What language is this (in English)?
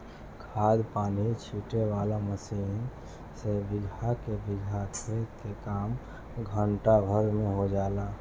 Bhojpuri